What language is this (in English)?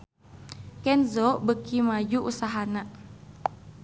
Sundanese